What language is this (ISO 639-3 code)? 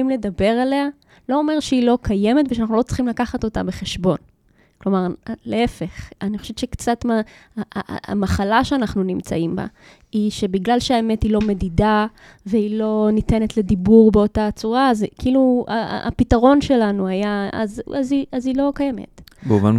heb